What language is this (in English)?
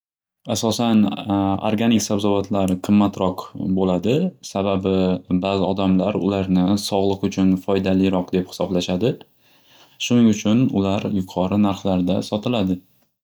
Uzbek